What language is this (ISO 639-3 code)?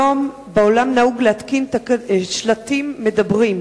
heb